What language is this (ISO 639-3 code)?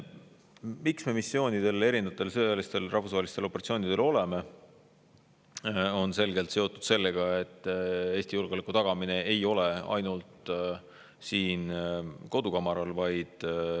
est